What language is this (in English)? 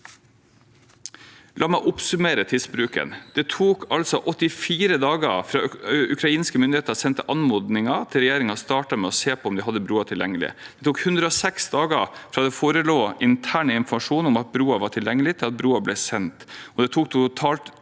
Norwegian